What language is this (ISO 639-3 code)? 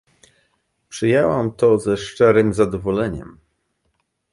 pol